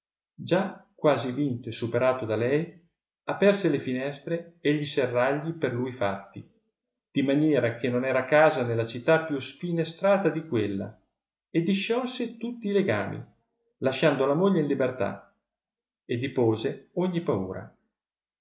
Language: Italian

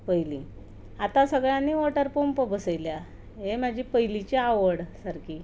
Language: Konkani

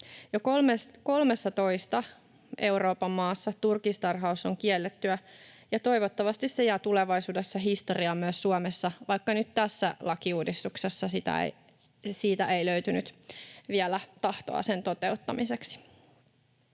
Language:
Finnish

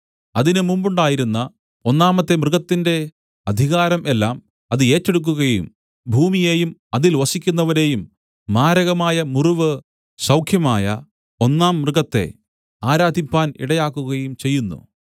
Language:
Malayalam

